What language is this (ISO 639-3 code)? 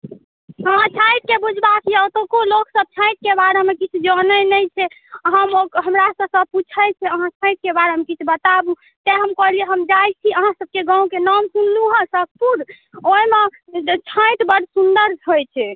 mai